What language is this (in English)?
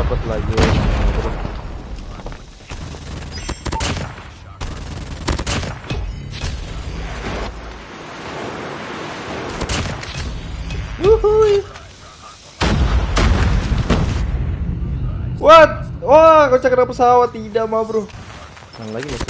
Indonesian